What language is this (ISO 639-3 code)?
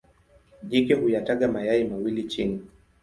swa